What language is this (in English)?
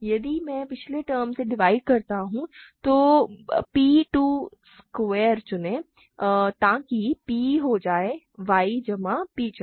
Hindi